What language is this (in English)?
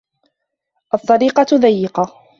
Arabic